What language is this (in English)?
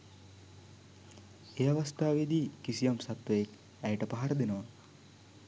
Sinhala